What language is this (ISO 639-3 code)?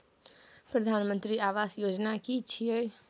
mai